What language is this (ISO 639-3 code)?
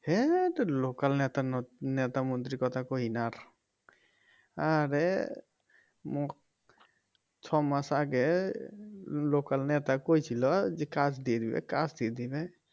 ben